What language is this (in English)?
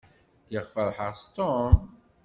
Kabyle